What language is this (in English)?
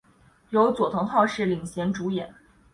Chinese